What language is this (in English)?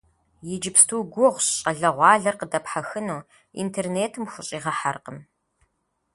Kabardian